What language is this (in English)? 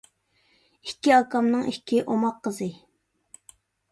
Uyghur